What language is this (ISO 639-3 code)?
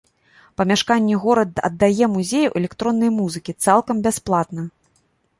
bel